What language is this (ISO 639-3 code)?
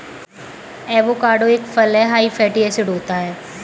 hin